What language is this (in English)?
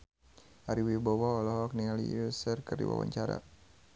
Sundanese